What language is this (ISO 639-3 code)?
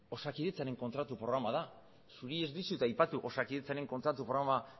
eus